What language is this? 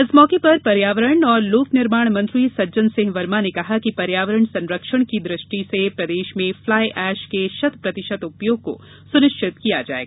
Hindi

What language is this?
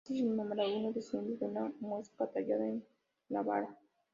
Spanish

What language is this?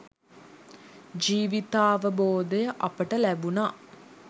Sinhala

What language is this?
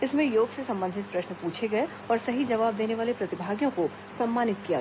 Hindi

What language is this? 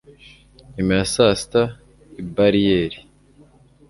Kinyarwanda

